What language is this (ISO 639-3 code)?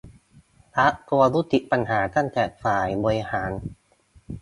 tha